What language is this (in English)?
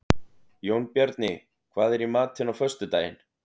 Icelandic